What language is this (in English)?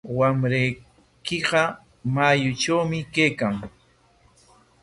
Corongo Ancash Quechua